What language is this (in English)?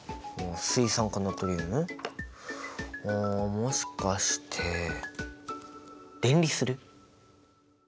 Japanese